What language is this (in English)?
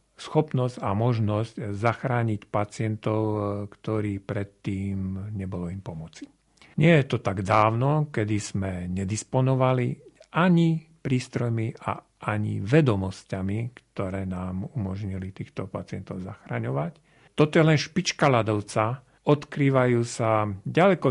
Slovak